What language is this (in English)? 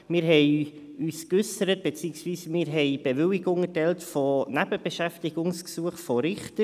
Swiss German